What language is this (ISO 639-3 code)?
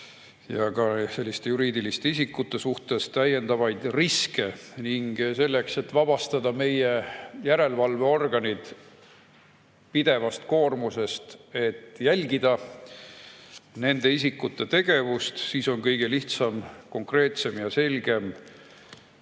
est